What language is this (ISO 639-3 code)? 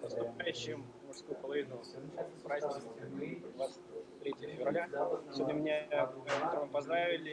rus